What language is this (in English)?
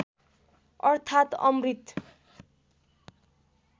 Nepali